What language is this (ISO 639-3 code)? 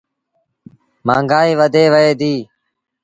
sbn